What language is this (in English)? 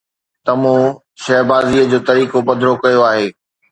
Sindhi